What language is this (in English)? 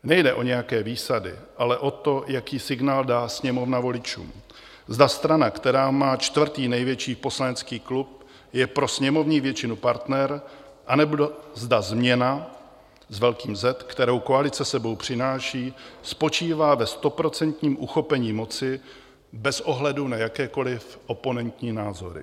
Czech